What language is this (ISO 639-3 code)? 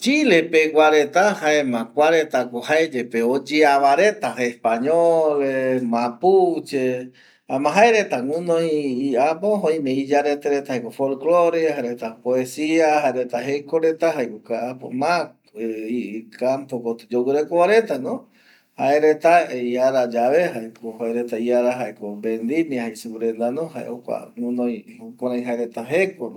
gui